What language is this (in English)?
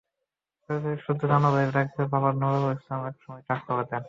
Bangla